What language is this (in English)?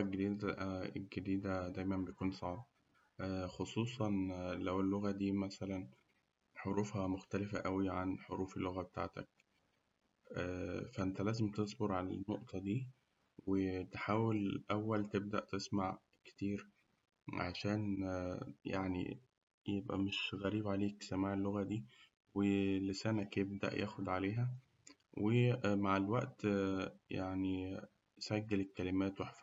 Egyptian Arabic